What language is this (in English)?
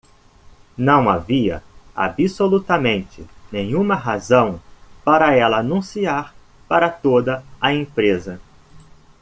Portuguese